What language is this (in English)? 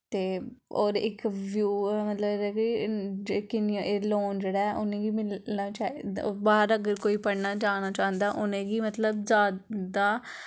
Dogri